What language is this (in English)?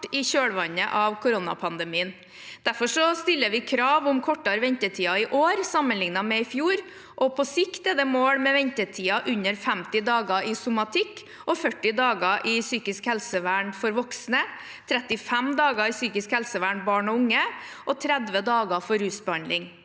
Norwegian